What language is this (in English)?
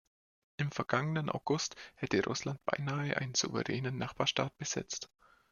German